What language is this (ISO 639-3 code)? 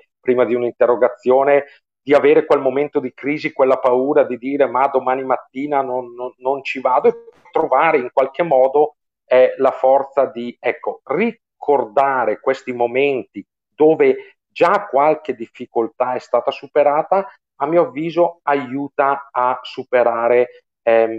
ita